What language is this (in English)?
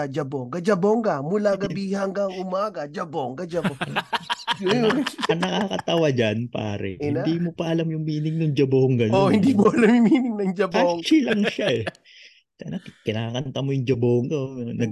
Filipino